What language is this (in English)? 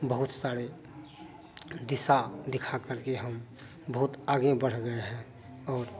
Hindi